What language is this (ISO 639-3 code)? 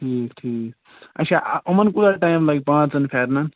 kas